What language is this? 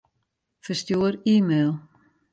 Western Frisian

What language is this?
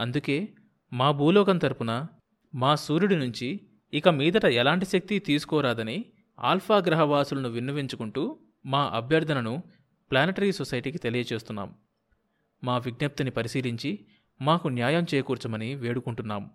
Telugu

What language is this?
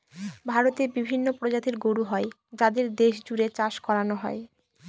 Bangla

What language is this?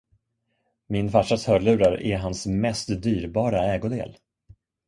Swedish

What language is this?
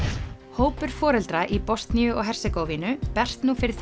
Icelandic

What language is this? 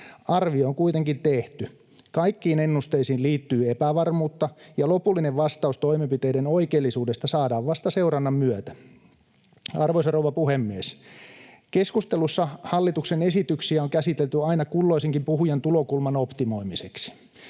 Finnish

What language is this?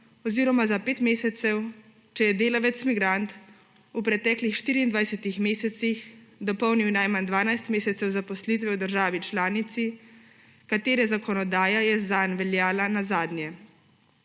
Slovenian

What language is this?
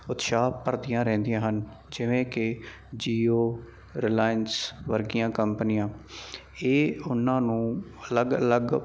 Punjabi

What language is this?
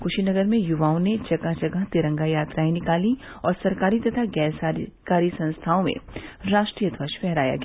Hindi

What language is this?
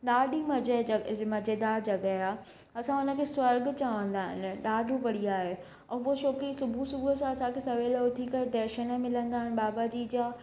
Sindhi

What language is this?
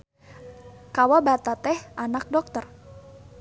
Sundanese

